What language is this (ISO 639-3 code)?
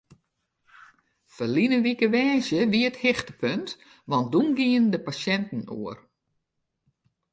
fry